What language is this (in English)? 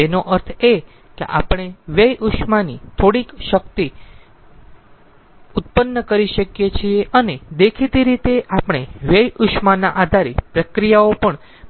Gujarati